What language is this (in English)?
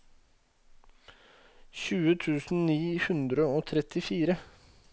Norwegian